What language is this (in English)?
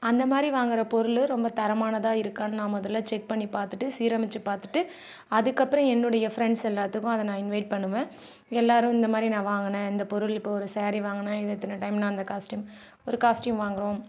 Tamil